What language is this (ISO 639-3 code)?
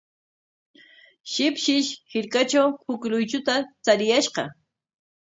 qwa